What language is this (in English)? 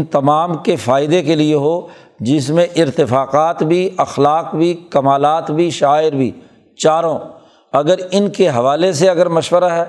Urdu